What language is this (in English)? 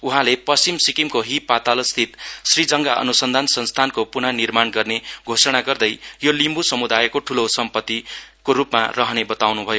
Nepali